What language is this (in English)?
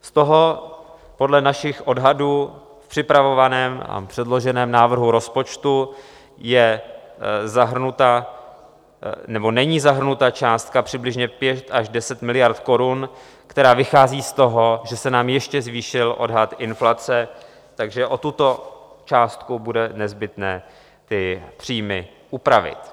Czech